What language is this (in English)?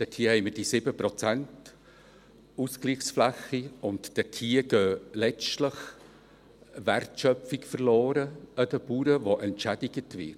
Swiss German